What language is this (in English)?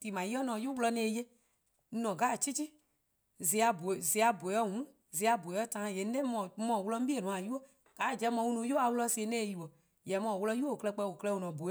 Eastern Krahn